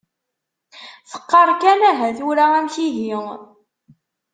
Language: Kabyle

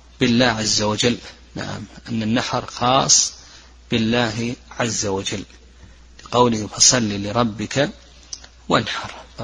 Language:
Arabic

